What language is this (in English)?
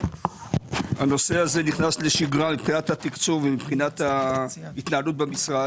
Hebrew